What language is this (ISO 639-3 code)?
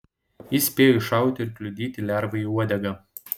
lit